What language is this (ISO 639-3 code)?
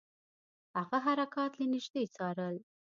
pus